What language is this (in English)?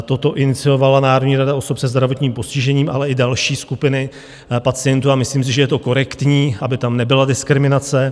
Czech